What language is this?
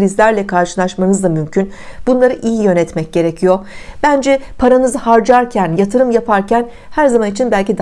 Turkish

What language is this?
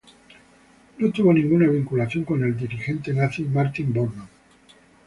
Spanish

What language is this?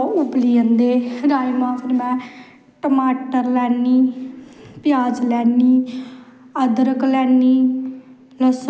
Dogri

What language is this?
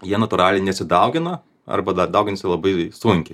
Lithuanian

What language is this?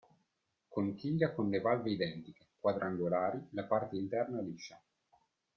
Italian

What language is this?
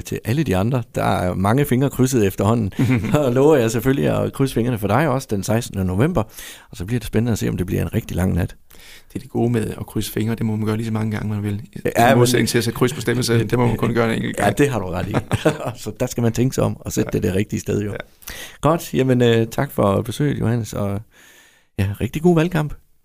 Danish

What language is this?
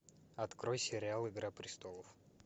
Russian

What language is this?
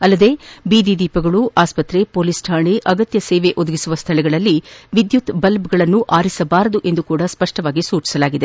Kannada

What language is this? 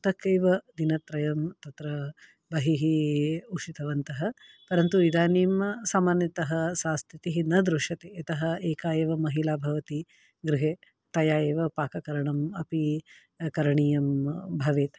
Sanskrit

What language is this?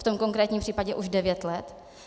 Czech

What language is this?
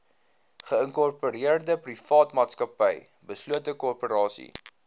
Afrikaans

